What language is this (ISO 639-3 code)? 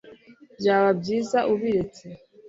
kin